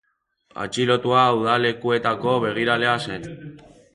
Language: Basque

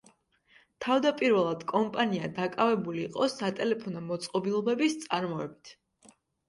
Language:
Georgian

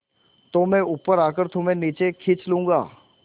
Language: Hindi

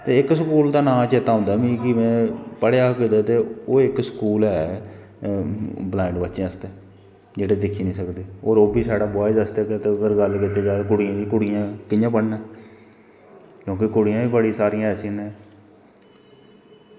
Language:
Dogri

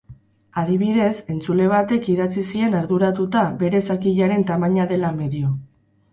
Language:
Basque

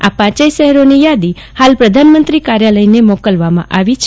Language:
Gujarati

